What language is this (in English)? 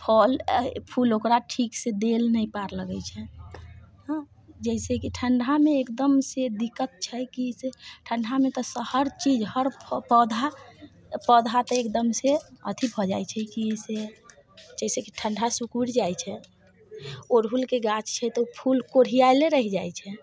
Maithili